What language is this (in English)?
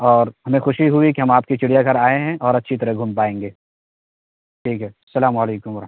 Urdu